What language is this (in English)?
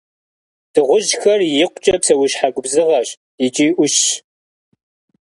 Kabardian